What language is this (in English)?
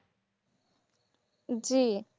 Bangla